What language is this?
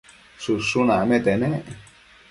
Matsés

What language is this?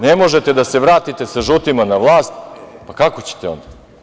Serbian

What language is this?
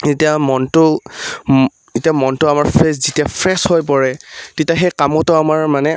Assamese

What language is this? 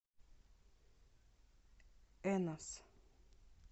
Russian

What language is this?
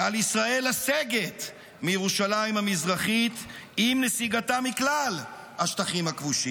Hebrew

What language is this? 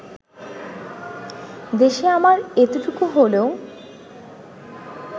Bangla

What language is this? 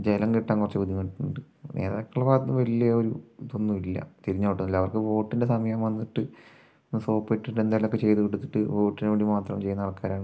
Malayalam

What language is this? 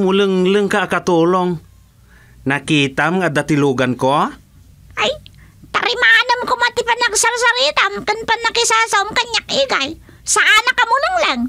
Filipino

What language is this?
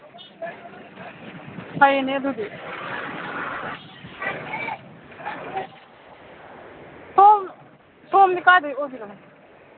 Manipuri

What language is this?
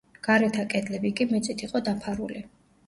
Georgian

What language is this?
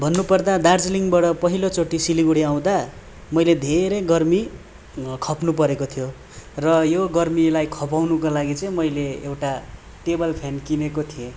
Nepali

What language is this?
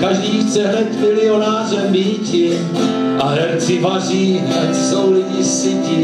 Czech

